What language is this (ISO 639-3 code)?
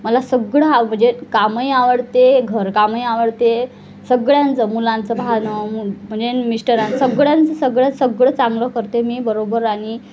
mar